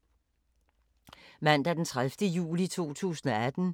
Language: Danish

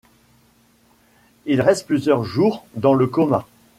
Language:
French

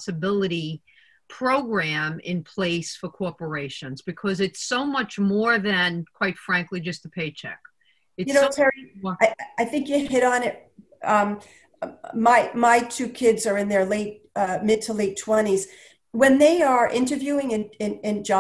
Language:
English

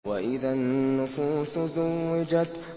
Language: Arabic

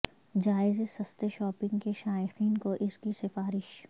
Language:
Urdu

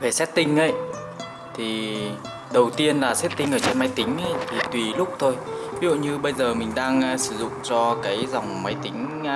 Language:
Vietnamese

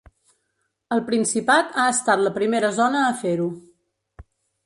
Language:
Catalan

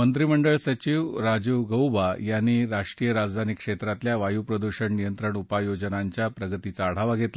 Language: Marathi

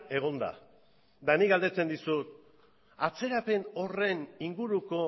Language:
Basque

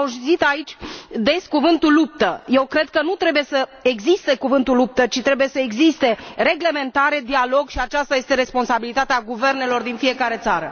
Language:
Romanian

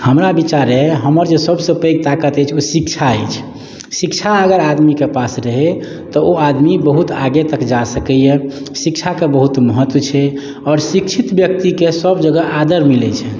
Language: Maithili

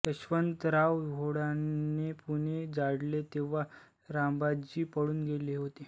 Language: Marathi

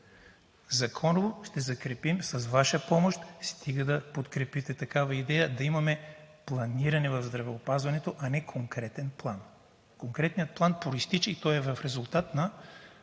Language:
Bulgarian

